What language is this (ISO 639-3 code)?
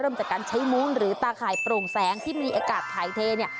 tha